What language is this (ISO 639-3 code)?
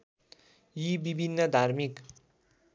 nep